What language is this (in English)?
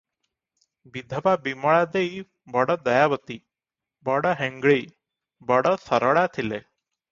Odia